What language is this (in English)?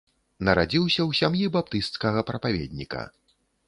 Belarusian